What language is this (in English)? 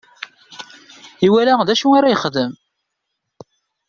Kabyle